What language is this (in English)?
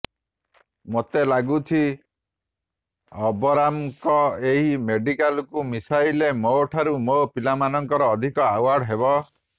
Odia